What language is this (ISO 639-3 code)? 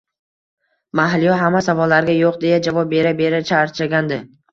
uzb